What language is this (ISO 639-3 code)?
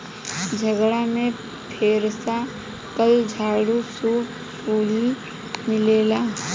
bho